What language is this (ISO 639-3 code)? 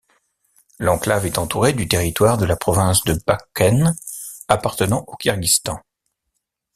fra